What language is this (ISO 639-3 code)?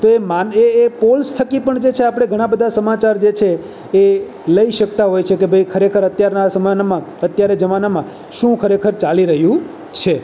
guj